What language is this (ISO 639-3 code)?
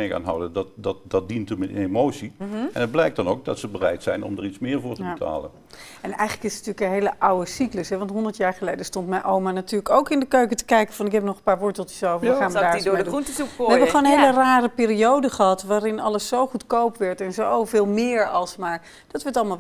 nld